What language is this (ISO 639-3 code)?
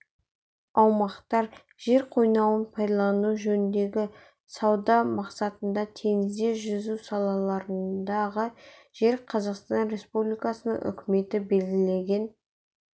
kaz